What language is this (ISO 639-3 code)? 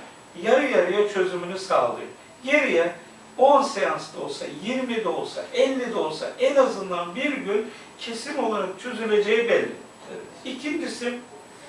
tur